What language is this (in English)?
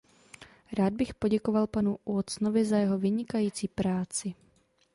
Czech